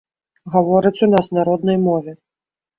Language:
Belarusian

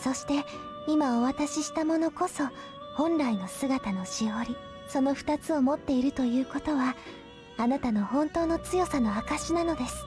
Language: Japanese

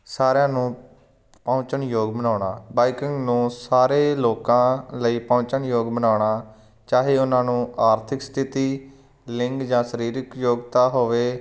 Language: Punjabi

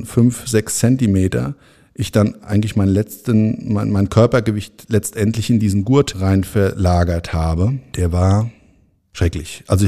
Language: German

